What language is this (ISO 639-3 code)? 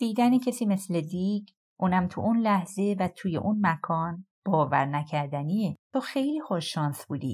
fas